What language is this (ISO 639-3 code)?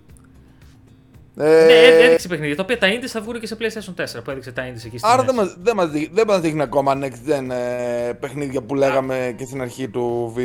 ell